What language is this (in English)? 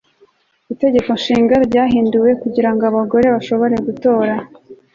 Kinyarwanda